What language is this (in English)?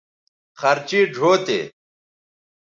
Bateri